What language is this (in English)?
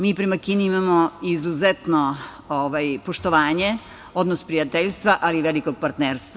Serbian